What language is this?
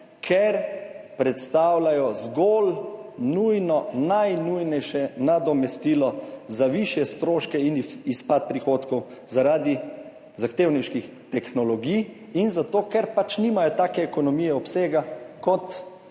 Slovenian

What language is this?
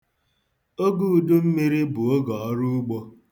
Igbo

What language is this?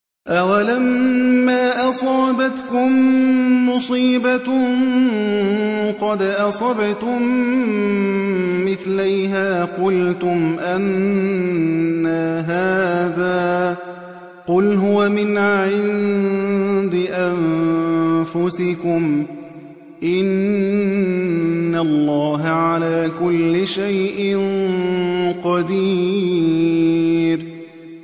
Arabic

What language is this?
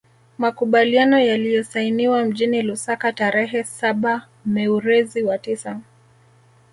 Swahili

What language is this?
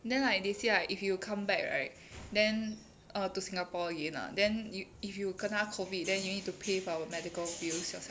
English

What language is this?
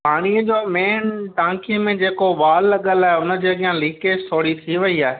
Sindhi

